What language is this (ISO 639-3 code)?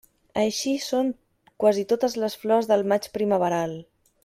cat